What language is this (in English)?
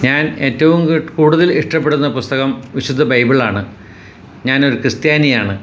Malayalam